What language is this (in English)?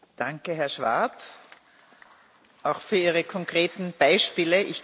German